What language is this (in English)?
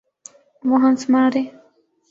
Urdu